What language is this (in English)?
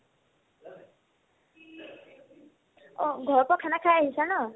Assamese